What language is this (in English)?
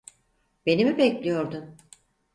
Turkish